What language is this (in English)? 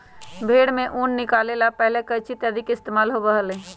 Magahi